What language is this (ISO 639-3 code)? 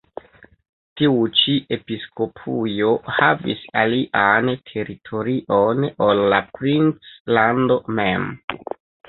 epo